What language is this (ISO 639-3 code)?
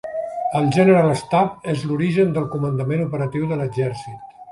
cat